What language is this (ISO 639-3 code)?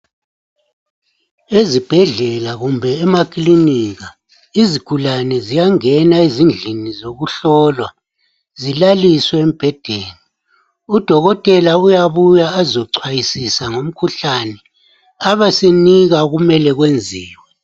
nde